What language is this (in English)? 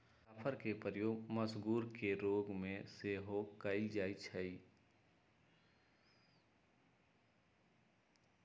Magahi